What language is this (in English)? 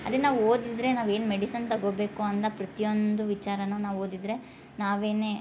Kannada